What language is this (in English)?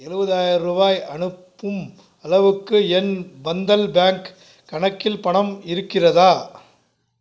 Tamil